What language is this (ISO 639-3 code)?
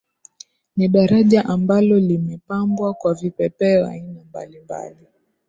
swa